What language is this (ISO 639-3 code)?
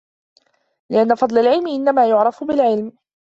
ara